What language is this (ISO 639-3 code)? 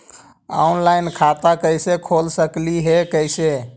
mag